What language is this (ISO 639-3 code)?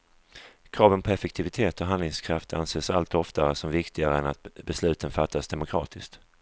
swe